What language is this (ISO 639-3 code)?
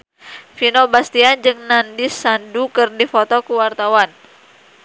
sun